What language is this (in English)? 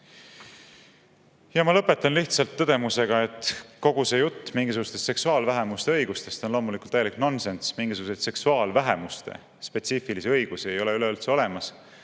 Estonian